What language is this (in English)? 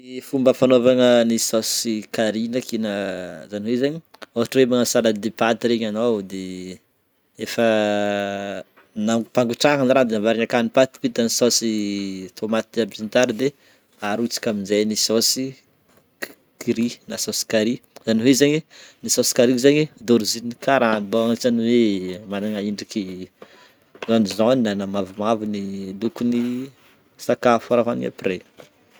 Northern Betsimisaraka Malagasy